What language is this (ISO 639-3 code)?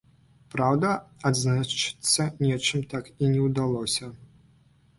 bel